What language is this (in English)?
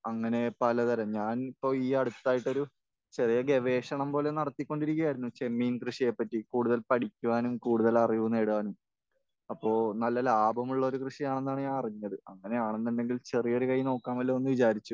Malayalam